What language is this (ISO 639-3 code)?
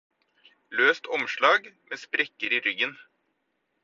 nob